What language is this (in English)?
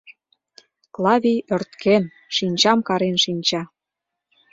Mari